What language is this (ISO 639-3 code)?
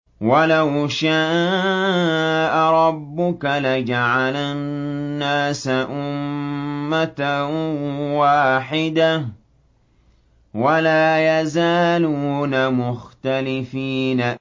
ara